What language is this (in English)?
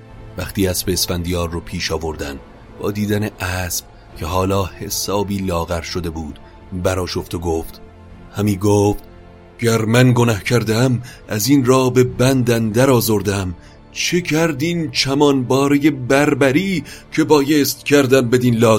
Persian